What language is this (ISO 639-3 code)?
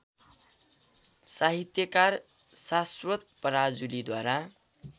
nep